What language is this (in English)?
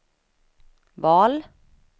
Swedish